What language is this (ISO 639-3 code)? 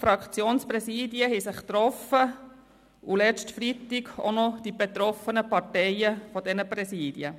gsw